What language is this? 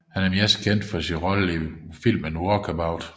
Danish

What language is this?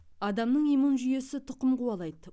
Kazakh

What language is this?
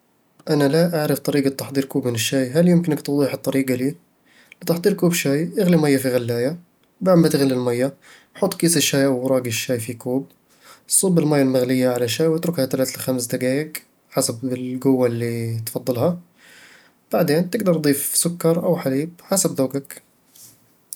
Eastern Egyptian Bedawi Arabic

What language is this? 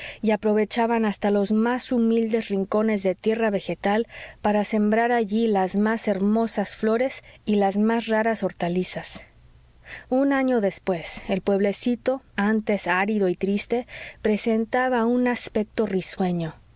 Spanish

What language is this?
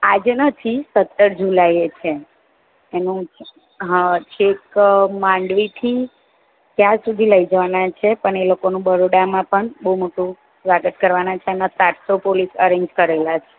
Gujarati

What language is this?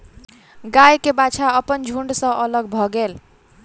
Maithili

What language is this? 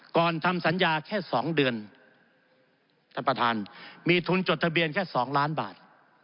Thai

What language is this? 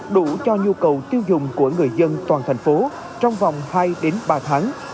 Vietnamese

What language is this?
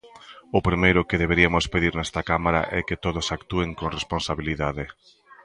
Galician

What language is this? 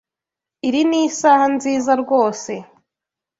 Kinyarwanda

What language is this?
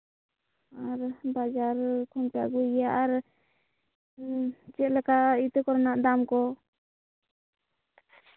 Santali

